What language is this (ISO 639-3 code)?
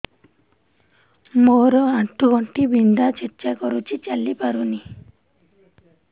ori